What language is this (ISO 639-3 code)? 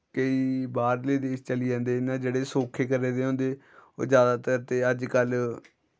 doi